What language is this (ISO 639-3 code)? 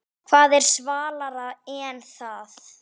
isl